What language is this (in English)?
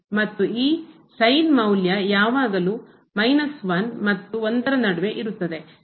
Kannada